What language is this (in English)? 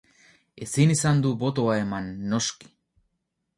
Basque